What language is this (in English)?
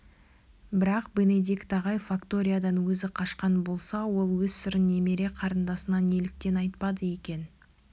Kazakh